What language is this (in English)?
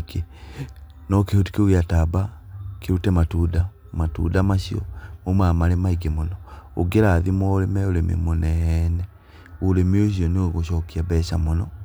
Kikuyu